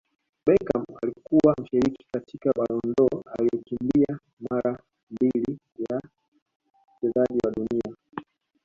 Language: Swahili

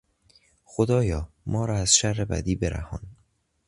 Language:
Persian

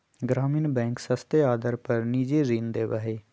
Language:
Magahi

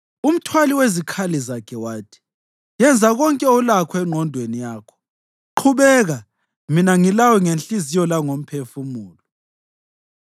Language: North Ndebele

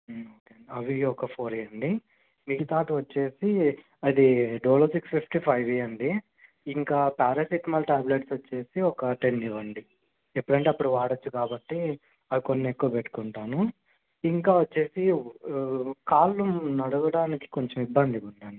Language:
Telugu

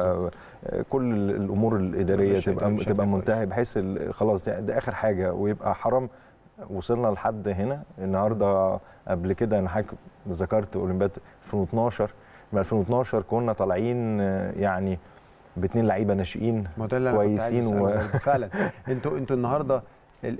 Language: Arabic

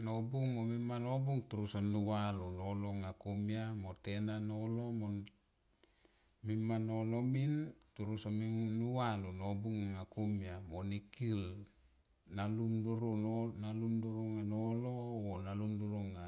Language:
Tomoip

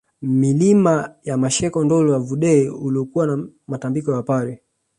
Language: Swahili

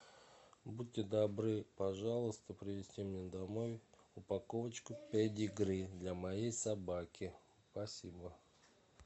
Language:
Russian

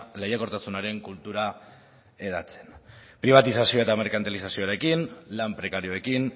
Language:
Basque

